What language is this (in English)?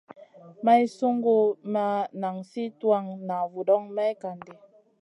Masana